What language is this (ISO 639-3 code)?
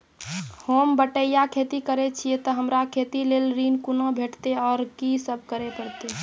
mai